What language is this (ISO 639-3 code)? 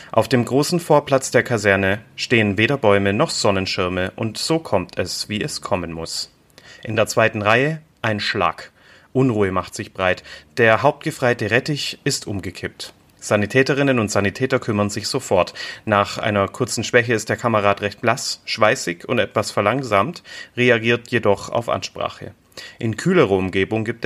deu